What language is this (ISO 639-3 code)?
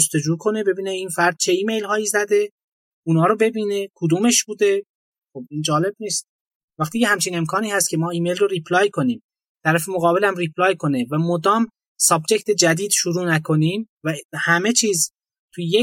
fas